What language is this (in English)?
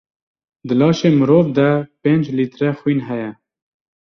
Kurdish